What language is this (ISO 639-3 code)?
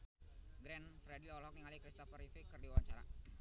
sun